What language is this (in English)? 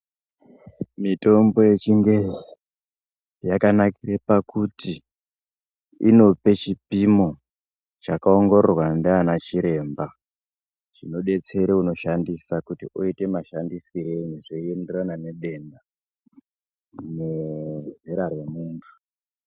Ndau